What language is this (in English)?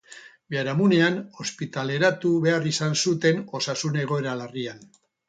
Basque